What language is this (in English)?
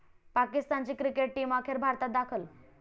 Marathi